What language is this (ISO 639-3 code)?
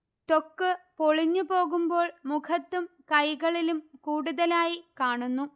mal